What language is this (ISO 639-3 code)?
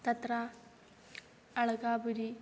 san